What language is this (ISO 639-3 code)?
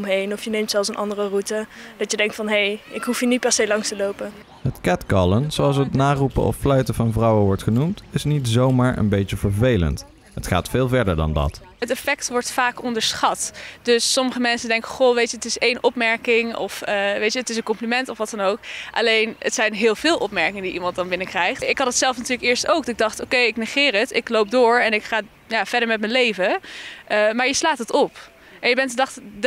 nld